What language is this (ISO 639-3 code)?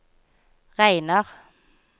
nor